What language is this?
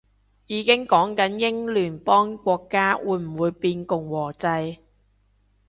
Cantonese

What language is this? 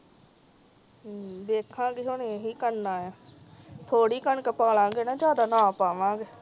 Punjabi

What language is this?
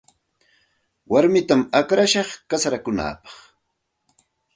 Santa Ana de Tusi Pasco Quechua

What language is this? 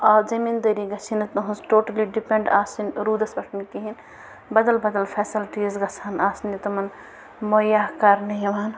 Kashmiri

